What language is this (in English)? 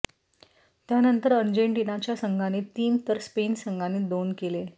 Marathi